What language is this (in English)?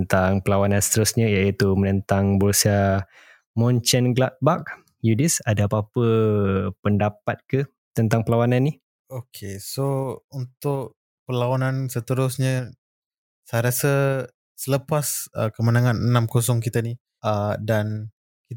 Malay